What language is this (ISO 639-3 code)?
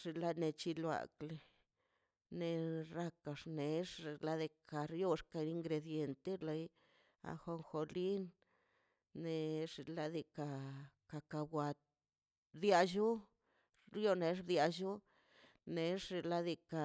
zpy